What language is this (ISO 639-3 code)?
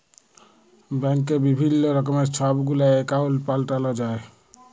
ben